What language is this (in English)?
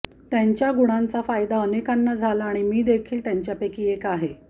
Marathi